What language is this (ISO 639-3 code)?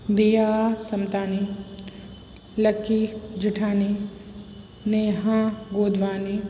snd